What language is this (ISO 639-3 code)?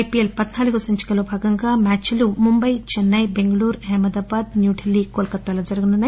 tel